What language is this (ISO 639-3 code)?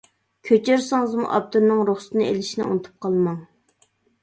uig